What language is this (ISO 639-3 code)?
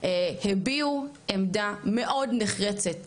heb